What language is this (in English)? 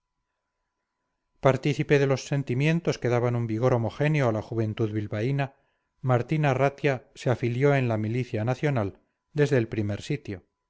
Spanish